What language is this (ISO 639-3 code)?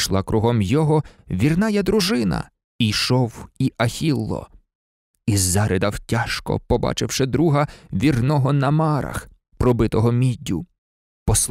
ukr